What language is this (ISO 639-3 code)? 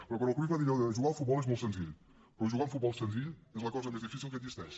cat